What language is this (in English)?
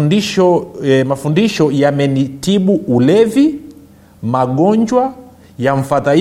Swahili